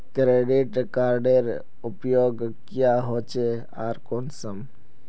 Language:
Magahi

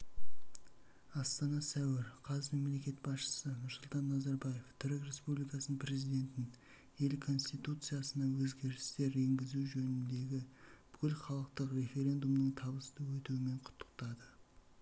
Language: Kazakh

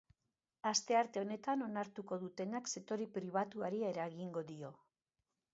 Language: Basque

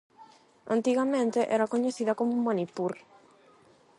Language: Galician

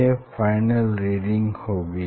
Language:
Hindi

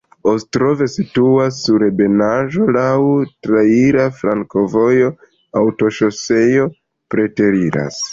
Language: Esperanto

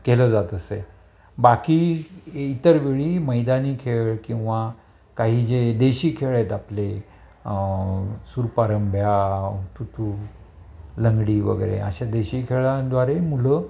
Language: Marathi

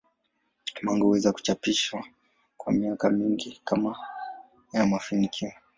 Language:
Swahili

